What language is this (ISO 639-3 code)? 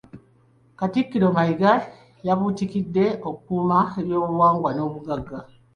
lug